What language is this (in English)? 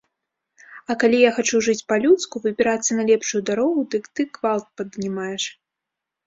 Belarusian